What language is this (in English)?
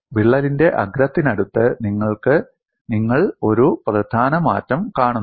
Malayalam